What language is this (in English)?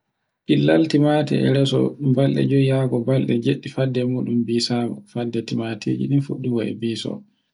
Borgu Fulfulde